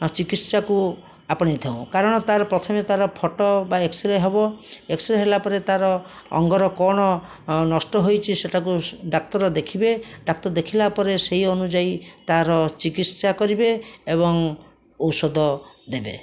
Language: Odia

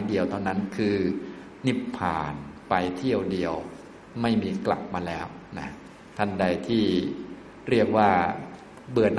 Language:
Thai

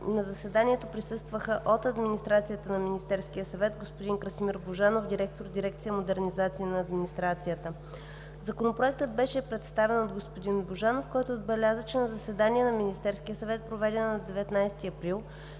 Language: Bulgarian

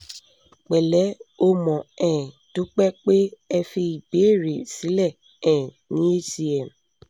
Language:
Yoruba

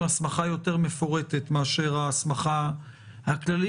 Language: Hebrew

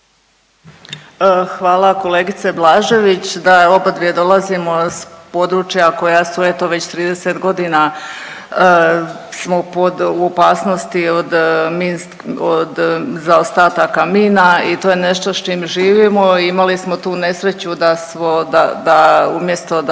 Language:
Croatian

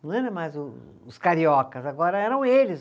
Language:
Portuguese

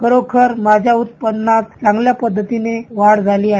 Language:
Marathi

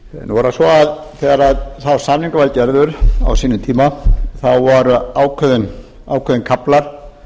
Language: Icelandic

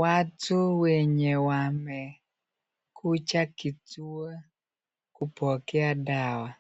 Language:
Swahili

